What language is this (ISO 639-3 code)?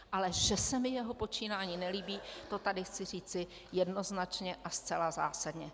ces